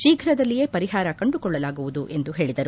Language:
Kannada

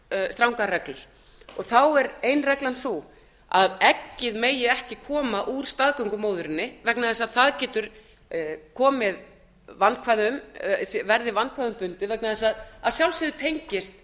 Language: Icelandic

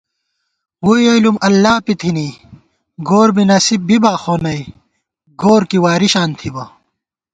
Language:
Gawar-Bati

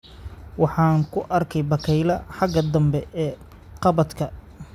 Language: Somali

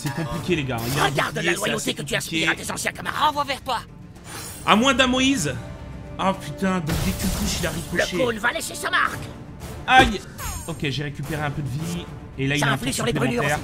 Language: French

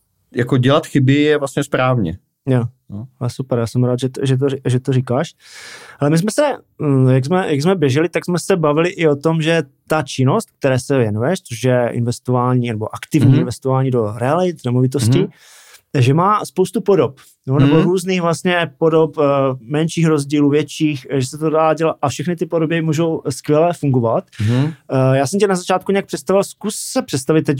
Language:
Czech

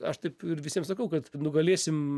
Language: Lithuanian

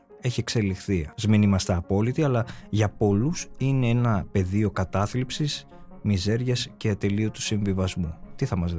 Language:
Greek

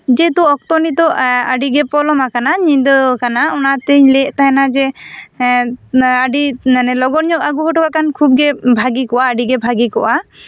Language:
Santali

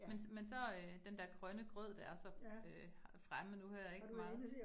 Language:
Danish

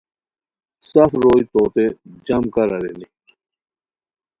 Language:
Khowar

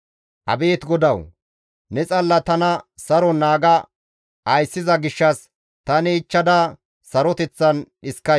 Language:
Gamo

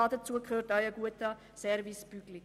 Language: Swiss German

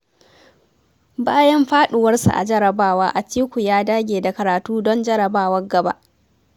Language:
Hausa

